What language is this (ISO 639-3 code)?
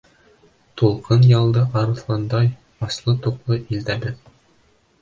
bak